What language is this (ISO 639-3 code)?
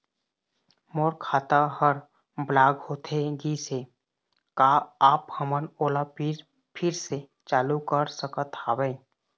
hne